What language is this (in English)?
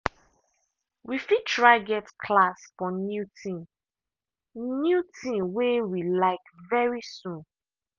Nigerian Pidgin